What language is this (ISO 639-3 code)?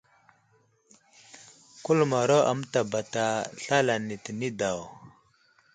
udl